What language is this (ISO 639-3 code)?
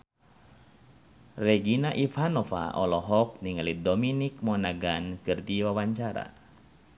sun